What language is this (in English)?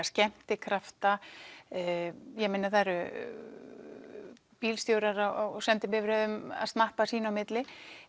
Icelandic